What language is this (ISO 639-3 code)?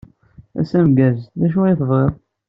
kab